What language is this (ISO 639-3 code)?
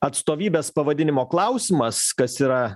lit